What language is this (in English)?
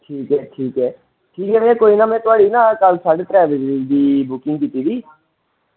Dogri